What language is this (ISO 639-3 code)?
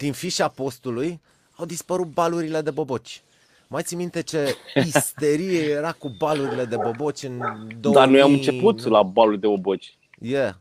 ron